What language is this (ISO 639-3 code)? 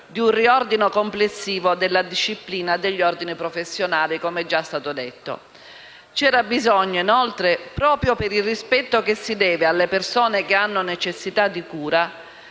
ita